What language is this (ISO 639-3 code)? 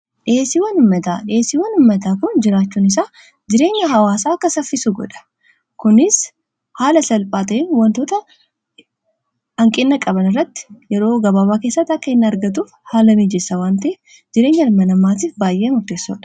orm